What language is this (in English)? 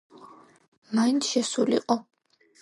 Georgian